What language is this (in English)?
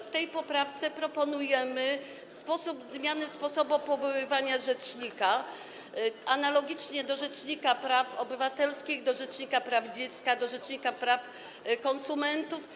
Polish